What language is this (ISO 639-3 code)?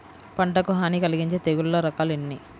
tel